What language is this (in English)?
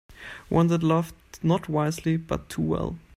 English